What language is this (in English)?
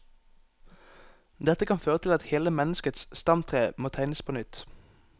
Norwegian